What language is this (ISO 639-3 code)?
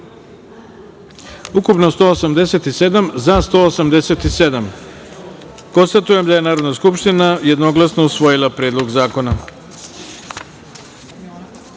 srp